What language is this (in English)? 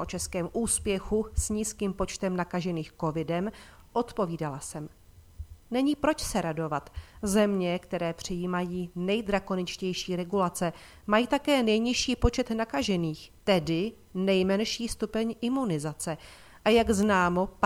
Czech